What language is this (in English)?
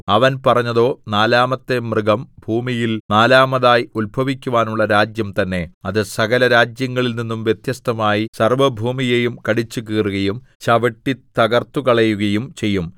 Malayalam